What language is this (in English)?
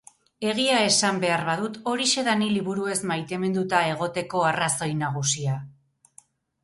Basque